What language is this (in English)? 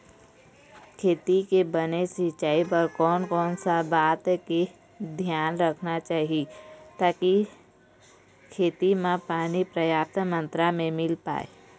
Chhattisgarhi